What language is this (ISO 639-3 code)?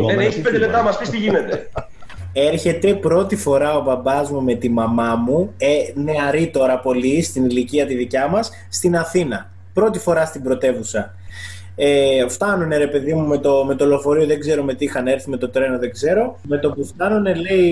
ell